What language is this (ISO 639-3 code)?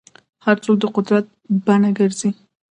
pus